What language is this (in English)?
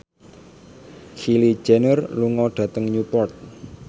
Javanese